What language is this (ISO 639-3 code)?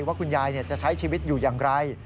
tha